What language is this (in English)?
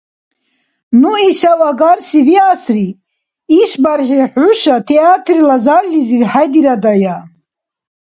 Dargwa